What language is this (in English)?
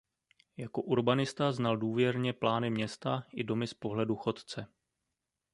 Czech